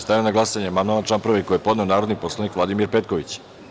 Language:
Serbian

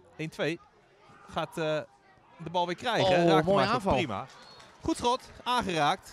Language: Dutch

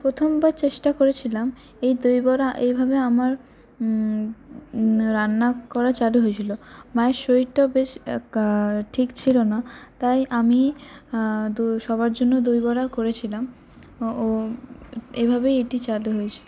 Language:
Bangla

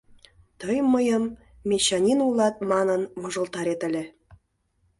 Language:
Mari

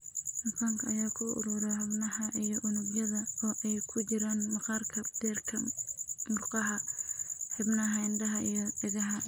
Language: Somali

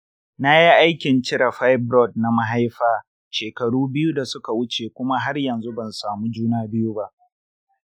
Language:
Hausa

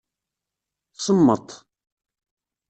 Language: Kabyle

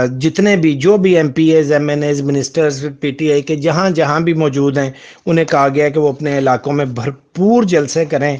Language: Urdu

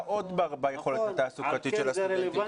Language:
Hebrew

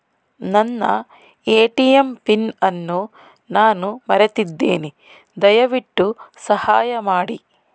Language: Kannada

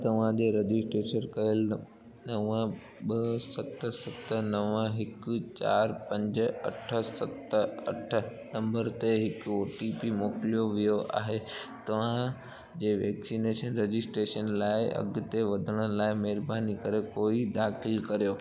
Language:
Sindhi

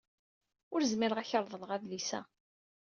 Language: Kabyle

